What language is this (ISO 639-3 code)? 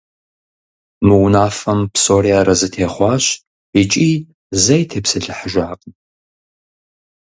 kbd